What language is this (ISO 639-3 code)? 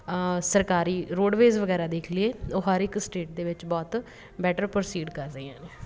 pan